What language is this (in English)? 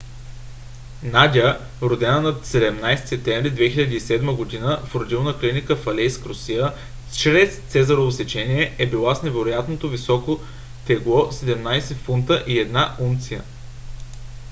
Bulgarian